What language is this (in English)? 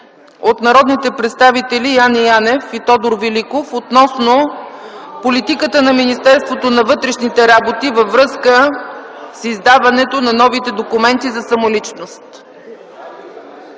Bulgarian